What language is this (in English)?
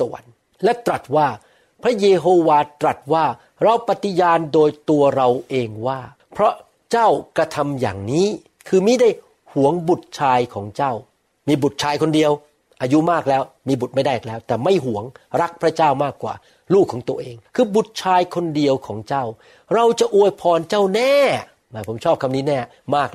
Thai